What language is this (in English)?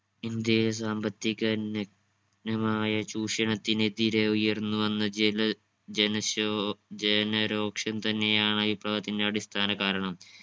Malayalam